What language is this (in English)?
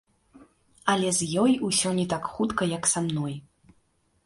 Belarusian